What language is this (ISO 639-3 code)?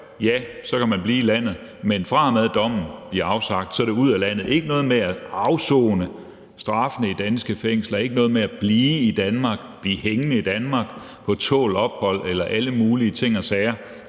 dan